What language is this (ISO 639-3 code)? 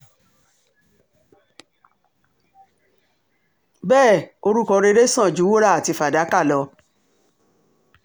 yor